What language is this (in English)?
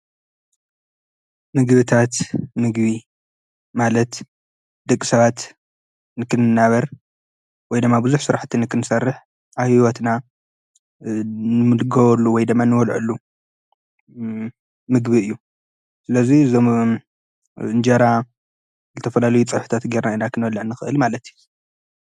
Tigrinya